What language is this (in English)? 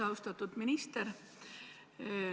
Estonian